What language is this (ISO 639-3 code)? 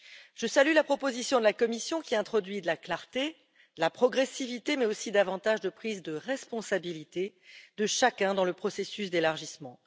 fra